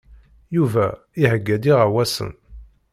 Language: Kabyle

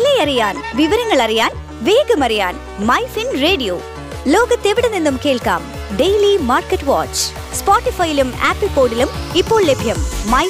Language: Malayalam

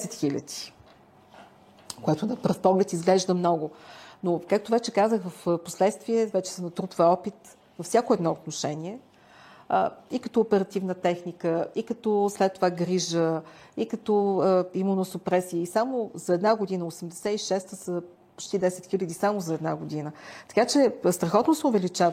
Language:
Bulgarian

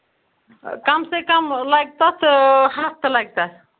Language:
Kashmiri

